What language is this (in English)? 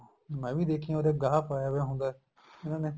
Punjabi